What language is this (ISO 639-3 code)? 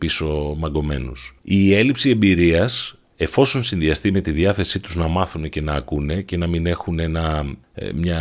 ell